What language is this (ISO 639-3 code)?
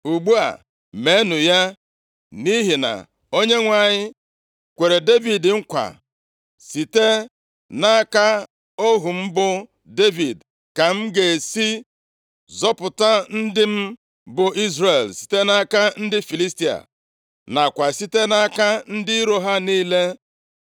ibo